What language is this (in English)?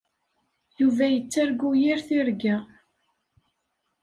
Kabyle